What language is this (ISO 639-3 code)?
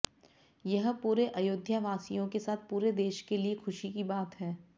hin